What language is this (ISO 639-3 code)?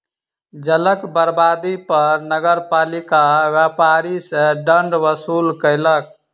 mai